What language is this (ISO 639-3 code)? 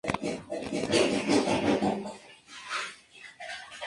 spa